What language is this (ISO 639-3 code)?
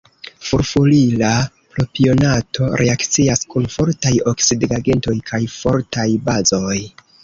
epo